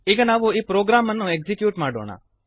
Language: Kannada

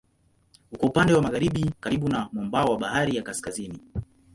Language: Swahili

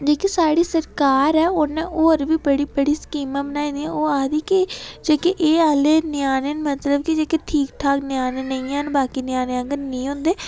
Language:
Dogri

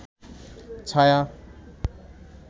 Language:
Bangla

